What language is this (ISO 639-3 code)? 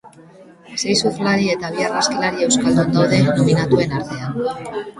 eus